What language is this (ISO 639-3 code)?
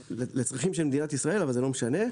heb